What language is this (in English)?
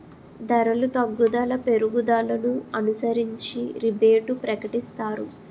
Telugu